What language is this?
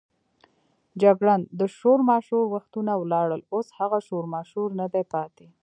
Pashto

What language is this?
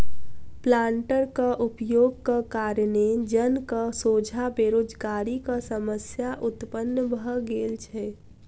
Maithili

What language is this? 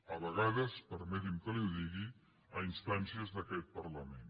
Catalan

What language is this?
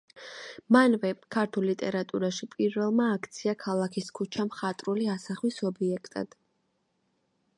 Georgian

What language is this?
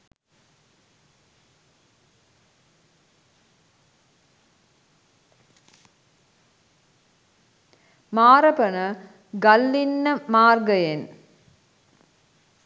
Sinhala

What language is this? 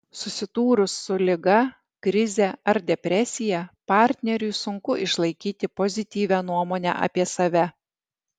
Lithuanian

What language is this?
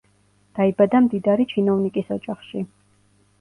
Georgian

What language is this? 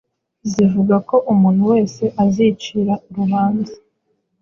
Kinyarwanda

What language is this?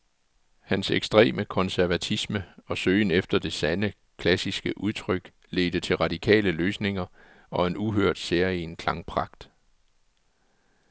Danish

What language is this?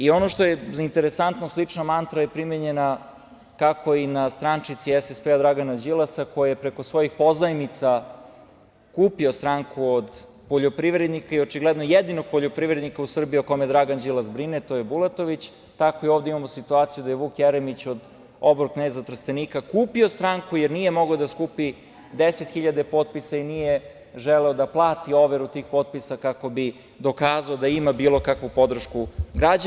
Serbian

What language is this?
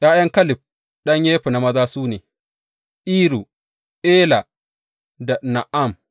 Hausa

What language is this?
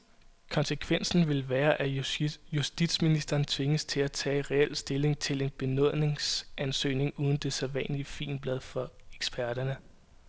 Danish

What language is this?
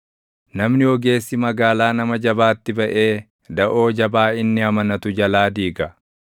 Oromo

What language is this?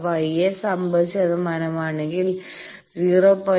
Malayalam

